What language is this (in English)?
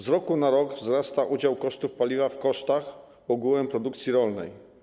Polish